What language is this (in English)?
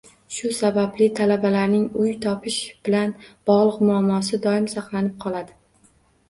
Uzbek